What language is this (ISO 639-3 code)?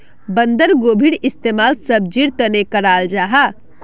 mag